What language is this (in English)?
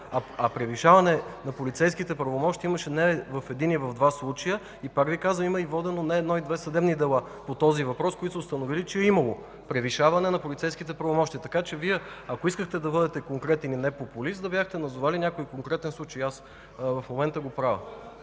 Bulgarian